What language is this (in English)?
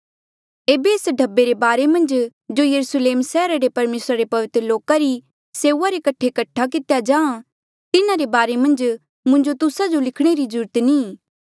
Mandeali